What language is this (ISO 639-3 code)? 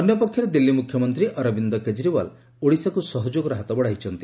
ori